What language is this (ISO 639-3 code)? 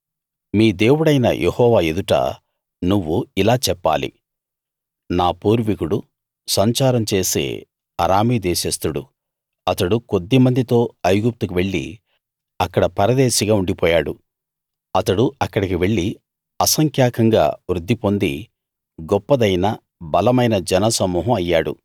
tel